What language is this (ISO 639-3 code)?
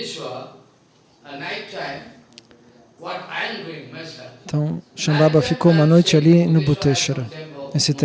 por